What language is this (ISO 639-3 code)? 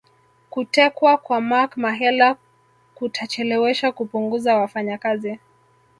swa